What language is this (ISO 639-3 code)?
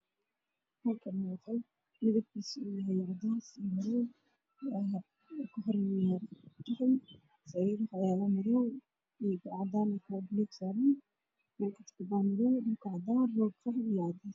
som